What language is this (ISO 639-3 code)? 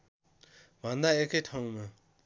nep